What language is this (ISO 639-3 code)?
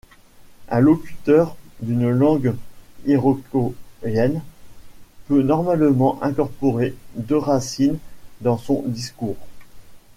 fra